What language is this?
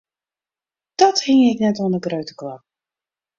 Western Frisian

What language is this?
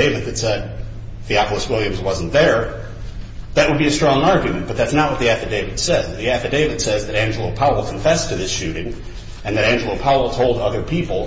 English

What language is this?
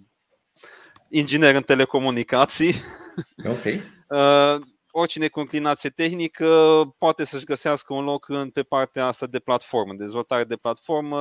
Romanian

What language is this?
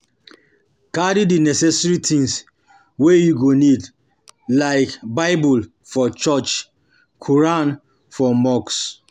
Nigerian Pidgin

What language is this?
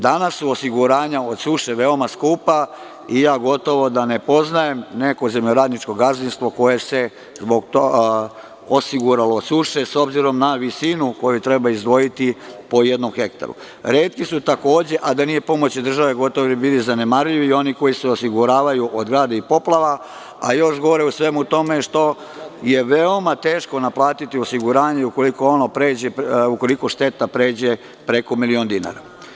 Serbian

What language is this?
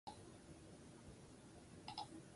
Basque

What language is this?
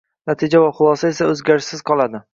Uzbek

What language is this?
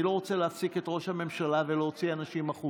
Hebrew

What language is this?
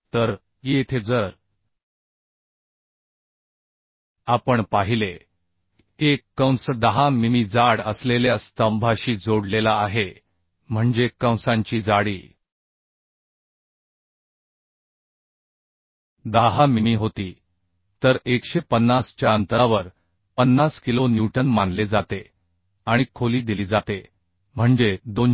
Marathi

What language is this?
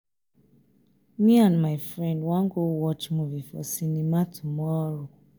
Nigerian Pidgin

